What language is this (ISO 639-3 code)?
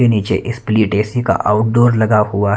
hin